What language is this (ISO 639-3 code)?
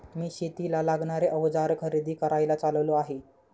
mar